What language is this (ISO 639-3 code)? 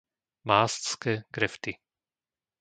slk